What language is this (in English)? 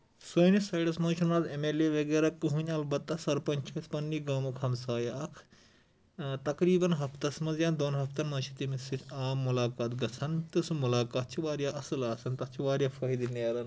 Kashmiri